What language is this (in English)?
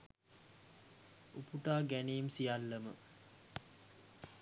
Sinhala